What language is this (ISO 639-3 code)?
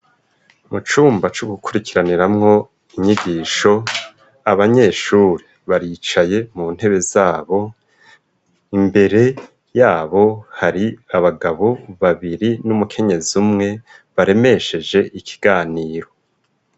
run